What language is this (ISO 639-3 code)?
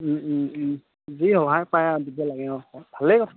asm